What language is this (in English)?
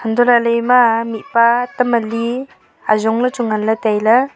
Wancho Naga